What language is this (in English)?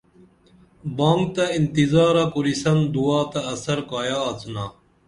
Dameli